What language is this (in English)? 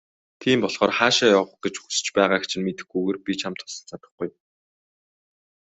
Mongolian